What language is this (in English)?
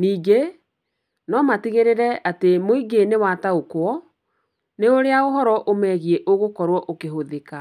Kikuyu